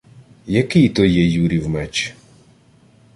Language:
Ukrainian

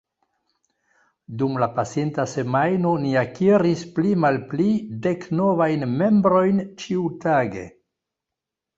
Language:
Esperanto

